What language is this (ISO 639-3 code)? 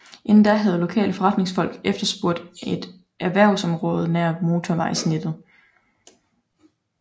dan